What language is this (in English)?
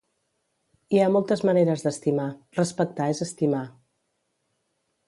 Catalan